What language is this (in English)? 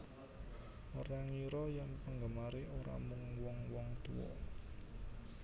Javanese